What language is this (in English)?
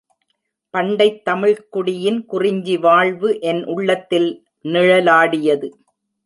Tamil